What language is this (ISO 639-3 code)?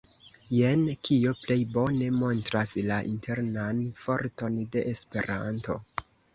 epo